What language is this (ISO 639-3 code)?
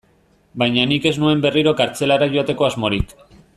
eus